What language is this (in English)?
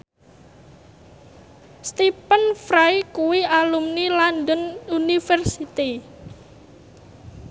Javanese